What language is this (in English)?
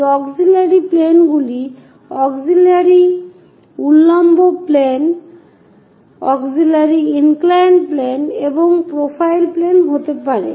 Bangla